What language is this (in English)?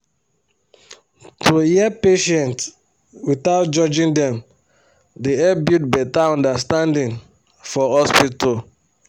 Nigerian Pidgin